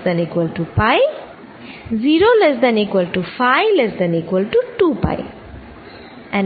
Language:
Bangla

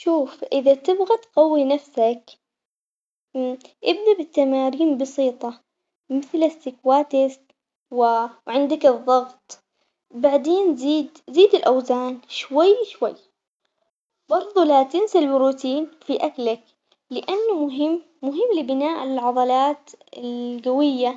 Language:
Omani Arabic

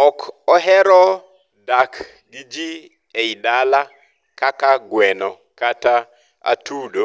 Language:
Luo (Kenya and Tanzania)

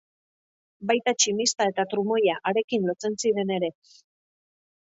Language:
Basque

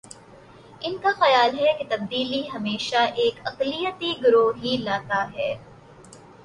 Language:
Urdu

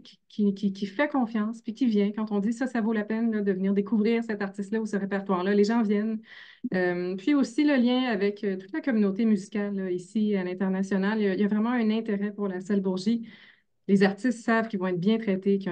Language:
French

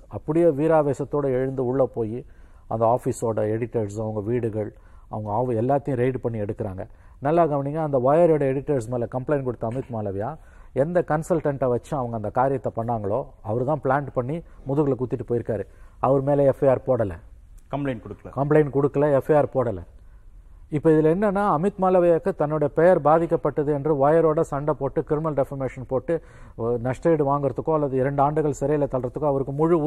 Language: Tamil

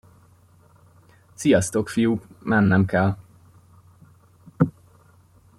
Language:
Hungarian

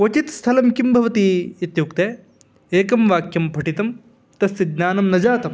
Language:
Sanskrit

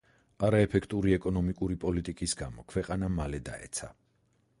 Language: Georgian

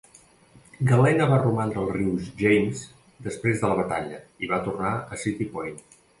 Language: Catalan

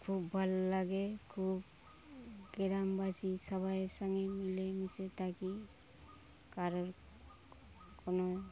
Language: Bangla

